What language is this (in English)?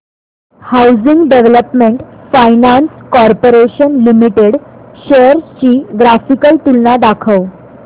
Marathi